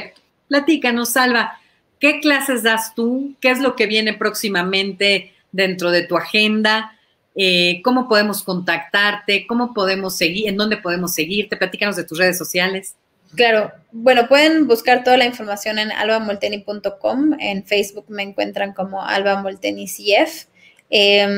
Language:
Spanish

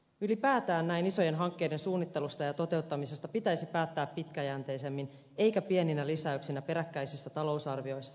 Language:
Finnish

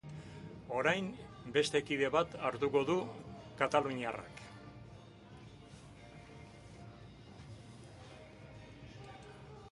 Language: Basque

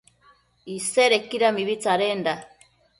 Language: Matsés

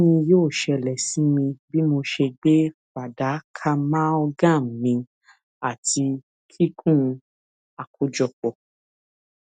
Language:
Yoruba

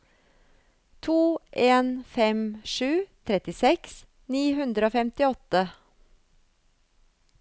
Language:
Norwegian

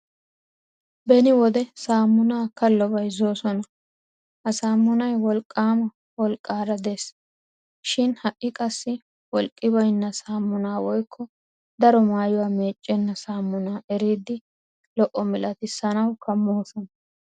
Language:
Wolaytta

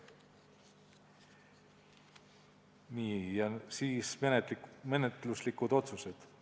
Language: Estonian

